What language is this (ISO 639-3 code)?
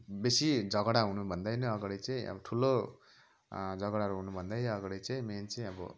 nep